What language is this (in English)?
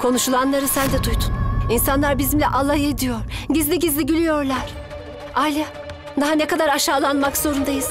Turkish